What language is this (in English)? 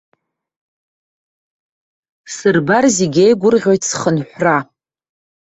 Abkhazian